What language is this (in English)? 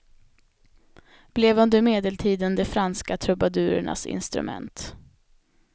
Swedish